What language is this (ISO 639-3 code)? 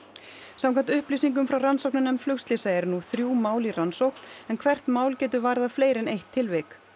isl